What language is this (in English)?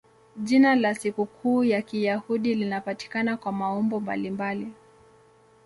Swahili